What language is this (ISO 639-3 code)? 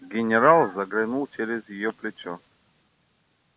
rus